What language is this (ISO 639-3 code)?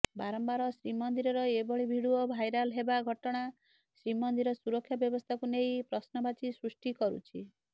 ori